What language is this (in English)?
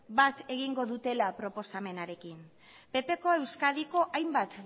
Basque